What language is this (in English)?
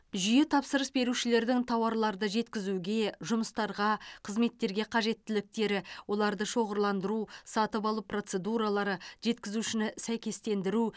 Kazakh